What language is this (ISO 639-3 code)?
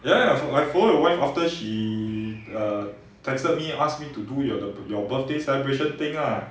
eng